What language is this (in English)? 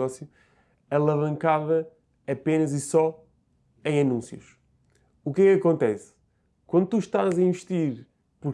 Portuguese